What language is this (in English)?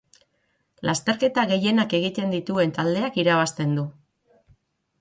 Basque